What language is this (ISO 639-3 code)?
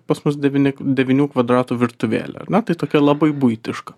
lit